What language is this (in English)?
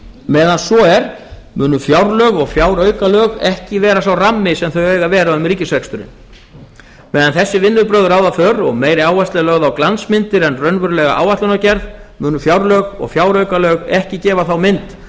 Icelandic